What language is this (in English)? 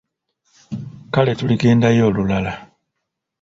Ganda